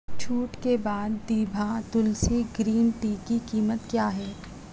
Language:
Urdu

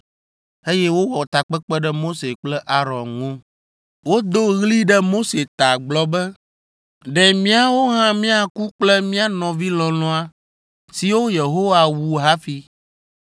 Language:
Ewe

